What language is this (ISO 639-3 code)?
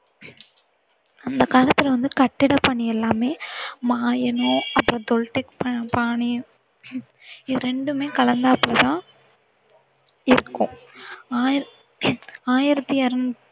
tam